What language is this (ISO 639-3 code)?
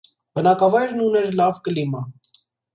hye